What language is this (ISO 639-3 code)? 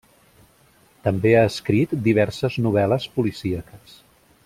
cat